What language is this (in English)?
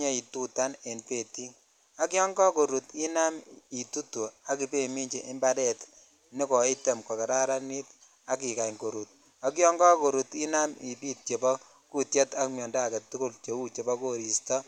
Kalenjin